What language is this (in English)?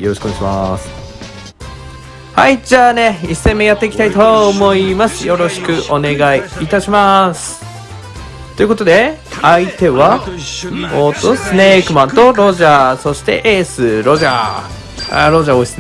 Japanese